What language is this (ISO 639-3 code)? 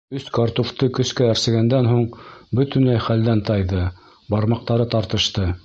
bak